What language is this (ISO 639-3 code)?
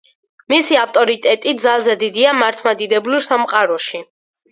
kat